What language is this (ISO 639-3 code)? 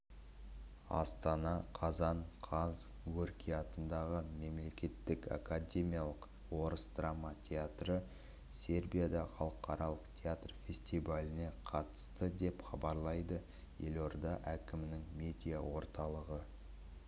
kaz